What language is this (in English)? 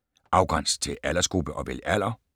Danish